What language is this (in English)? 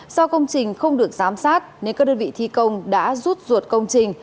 Vietnamese